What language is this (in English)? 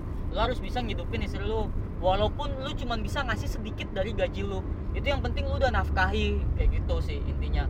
Indonesian